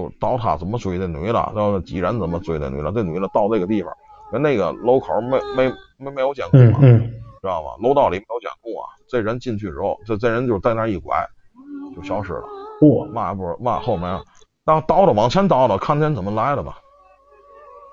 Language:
Chinese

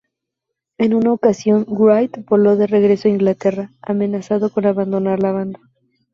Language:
Spanish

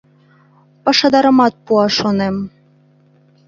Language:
Mari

